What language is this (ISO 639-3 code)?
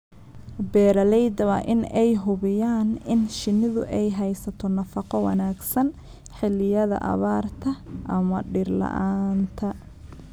som